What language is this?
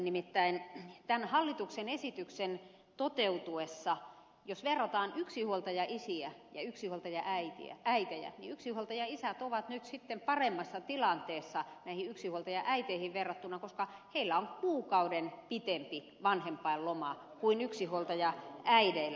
Finnish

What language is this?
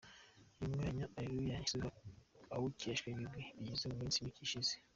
Kinyarwanda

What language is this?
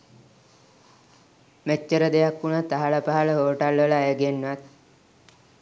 Sinhala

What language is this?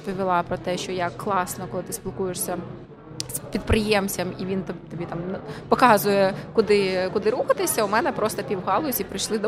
Ukrainian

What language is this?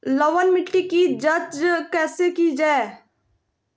Magahi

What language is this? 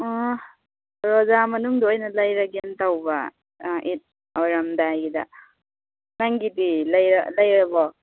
Manipuri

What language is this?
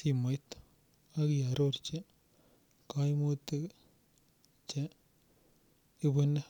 Kalenjin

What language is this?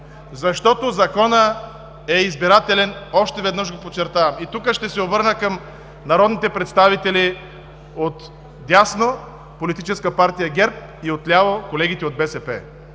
Bulgarian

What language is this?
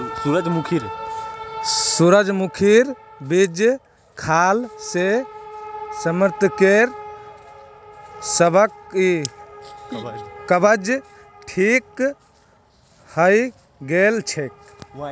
Magahi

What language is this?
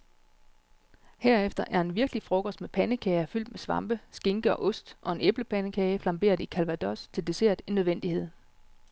Danish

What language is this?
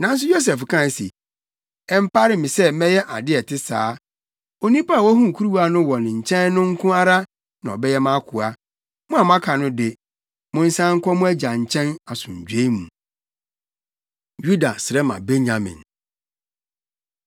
Akan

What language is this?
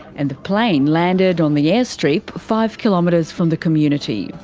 English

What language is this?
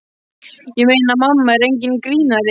Icelandic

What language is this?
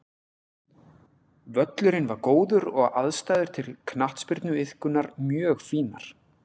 Icelandic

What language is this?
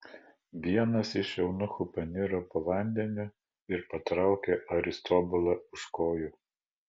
Lithuanian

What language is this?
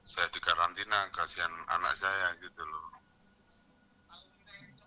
Indonesian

